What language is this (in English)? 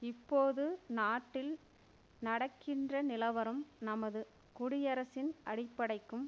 Tamil